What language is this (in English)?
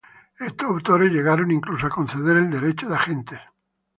Spanish